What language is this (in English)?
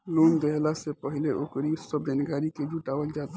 Bhojpuri